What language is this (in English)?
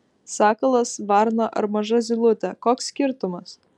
Lithuanian